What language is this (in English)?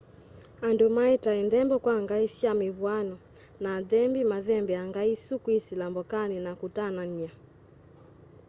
Kamba